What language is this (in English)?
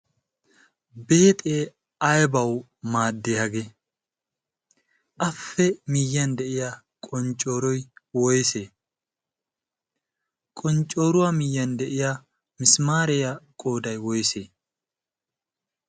Wolaytta